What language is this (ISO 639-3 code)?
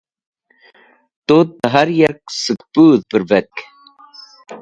wbl